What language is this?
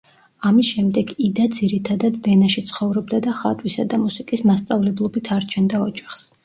Georgian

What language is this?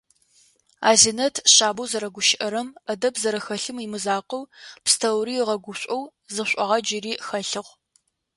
Adyghe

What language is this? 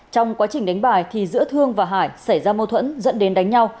Vietnamese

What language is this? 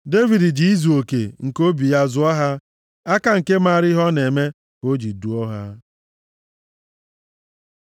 Igbo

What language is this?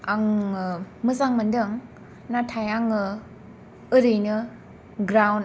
Bodo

